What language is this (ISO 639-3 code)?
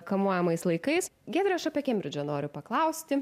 lit